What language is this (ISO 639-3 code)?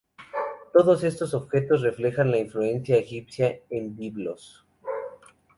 spa